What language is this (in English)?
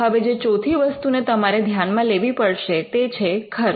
Gujarati